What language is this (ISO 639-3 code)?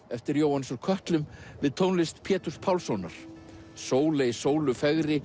isl